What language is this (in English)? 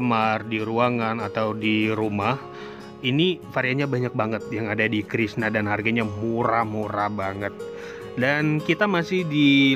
Indonesian